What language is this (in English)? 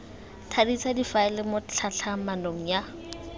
Tswana